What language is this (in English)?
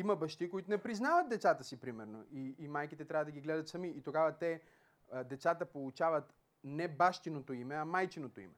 Bulgarian